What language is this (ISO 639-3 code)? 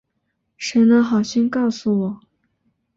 zho